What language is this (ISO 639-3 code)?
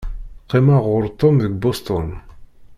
kab